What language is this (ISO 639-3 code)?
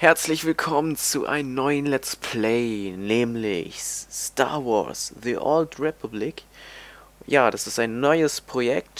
deu